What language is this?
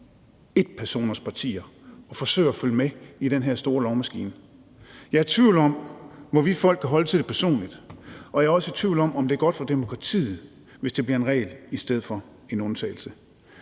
Danish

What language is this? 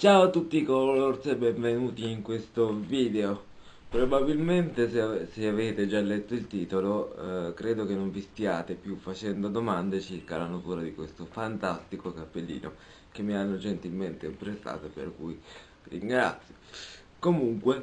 Italian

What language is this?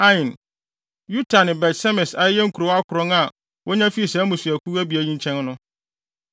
Akan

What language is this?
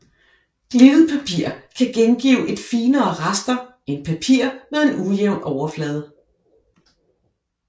Danish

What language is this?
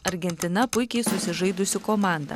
Lithuanian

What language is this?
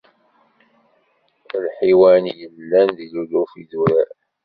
Kabyle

